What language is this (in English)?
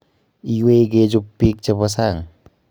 Kalenjin